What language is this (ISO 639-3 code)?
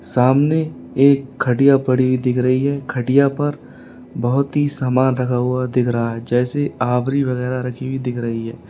hin